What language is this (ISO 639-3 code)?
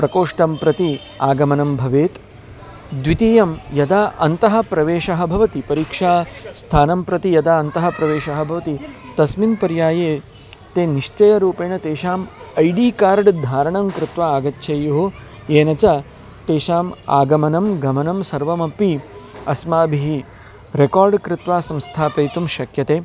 san